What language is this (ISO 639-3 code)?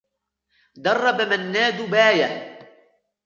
ara